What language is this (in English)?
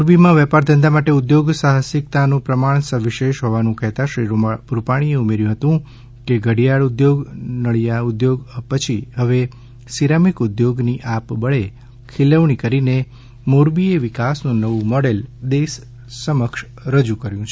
Gujarati